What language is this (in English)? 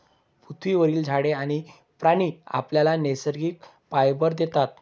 Marathi